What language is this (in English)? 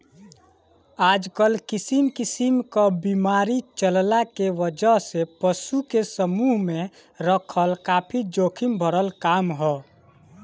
Bhojpuri